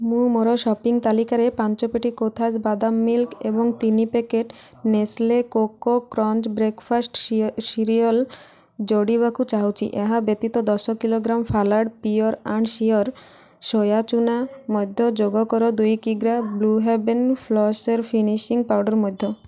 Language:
Odia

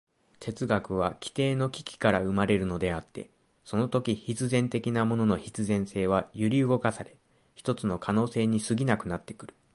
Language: Japanese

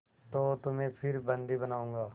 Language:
Hindi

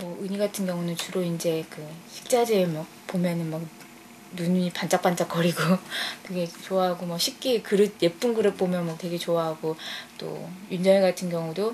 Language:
Korean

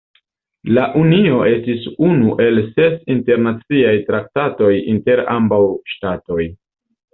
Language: Esperanto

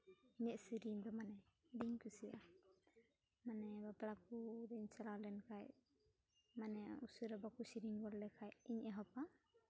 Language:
Santali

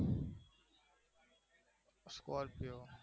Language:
Gujarati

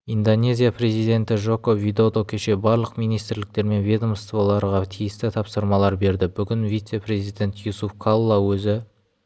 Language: Kazakh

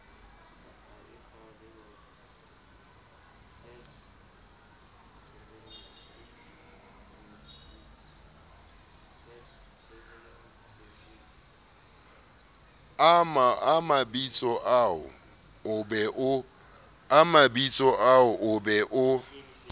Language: Southern Sotho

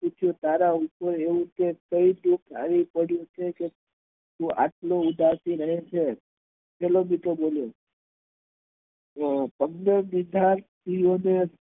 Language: Gujarati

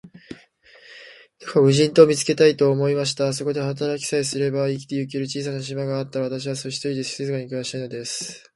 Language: Japanese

